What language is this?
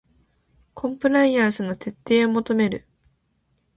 Japanese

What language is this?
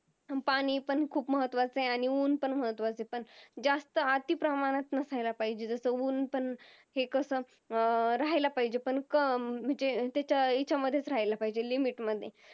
Marathi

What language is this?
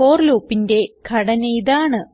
Malayalam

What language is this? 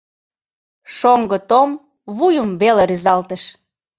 Mari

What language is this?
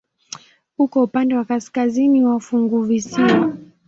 Swahili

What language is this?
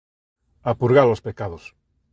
Galician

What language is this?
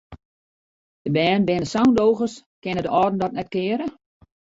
Western Frisian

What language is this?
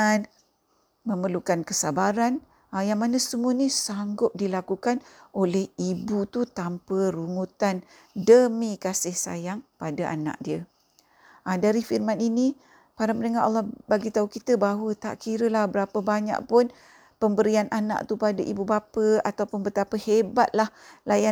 Malay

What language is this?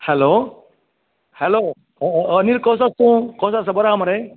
Konkani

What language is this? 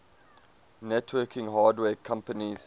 English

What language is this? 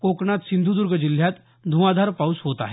Marathi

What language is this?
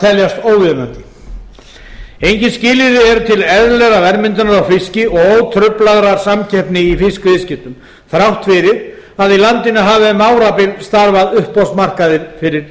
Icelandic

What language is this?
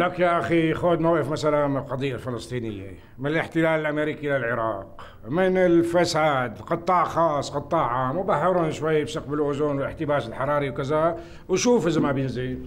Arabic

